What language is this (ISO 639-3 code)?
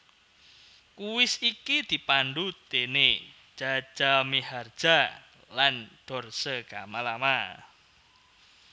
jav